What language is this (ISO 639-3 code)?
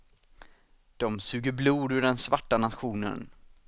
swe